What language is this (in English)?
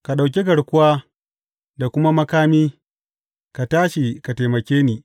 Hausa